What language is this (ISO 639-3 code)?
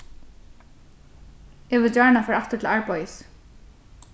fao